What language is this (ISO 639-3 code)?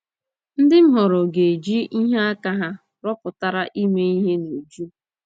ibo